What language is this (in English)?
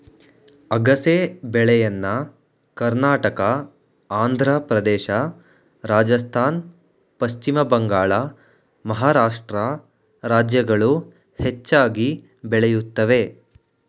Kannada